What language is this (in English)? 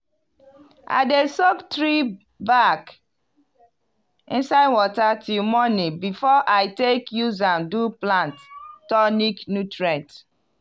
Nigerian Pidgin